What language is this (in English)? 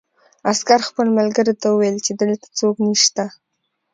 Pashto